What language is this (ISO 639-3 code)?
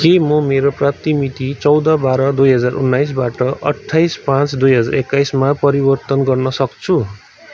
nep